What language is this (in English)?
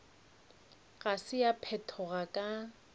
Northern Sotho